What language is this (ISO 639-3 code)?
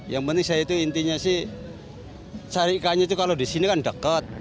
ind